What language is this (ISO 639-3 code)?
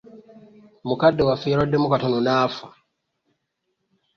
lug